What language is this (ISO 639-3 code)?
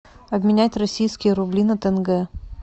rus